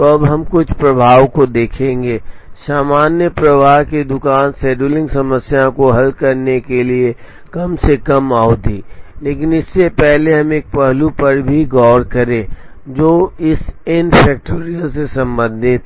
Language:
Hindi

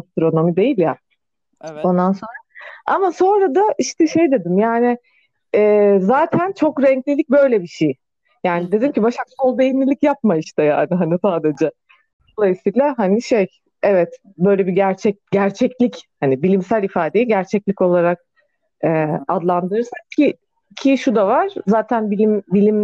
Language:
Turkish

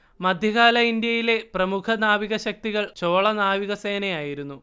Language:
Malayalam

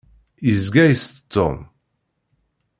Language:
Kabyle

